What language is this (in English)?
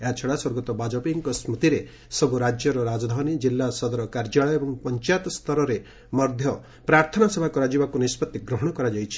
Odia